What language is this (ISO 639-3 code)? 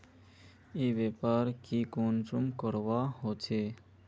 mag